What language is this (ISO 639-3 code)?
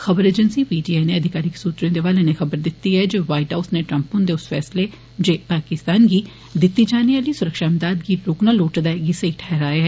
doi